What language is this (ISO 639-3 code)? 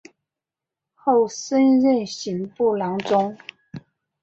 zho